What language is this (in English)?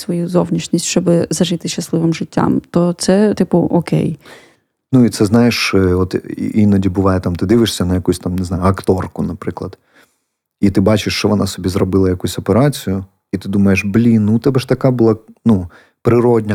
Ukrainian